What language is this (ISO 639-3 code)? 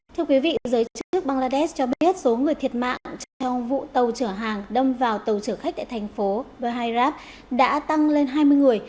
vie